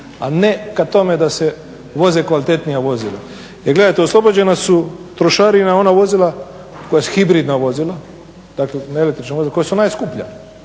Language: Croatian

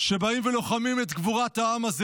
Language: Hebrew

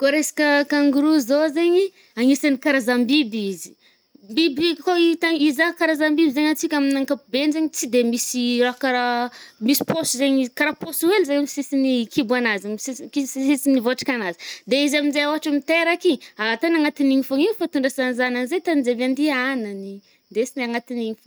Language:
Northern Betsimisaraka Malagasy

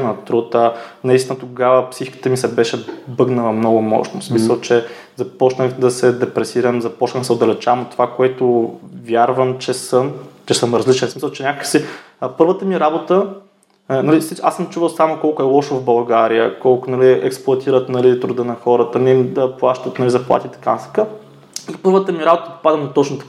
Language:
Bulgarian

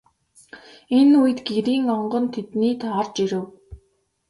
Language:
Mongolian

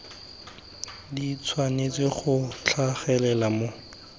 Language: Tswana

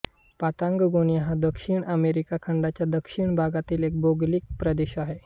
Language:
Marathi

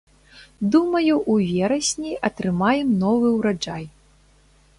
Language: Belarusian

